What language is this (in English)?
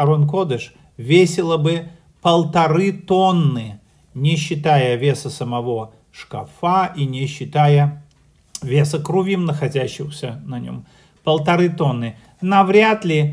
Russian